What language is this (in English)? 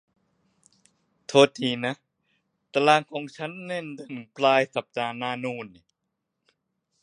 Thai